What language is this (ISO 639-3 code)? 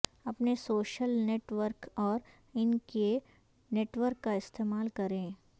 urd